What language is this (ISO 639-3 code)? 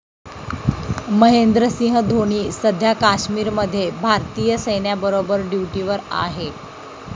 mar